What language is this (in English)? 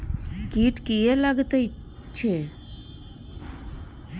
Maithili